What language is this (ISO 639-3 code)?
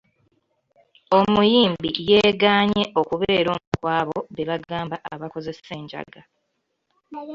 lug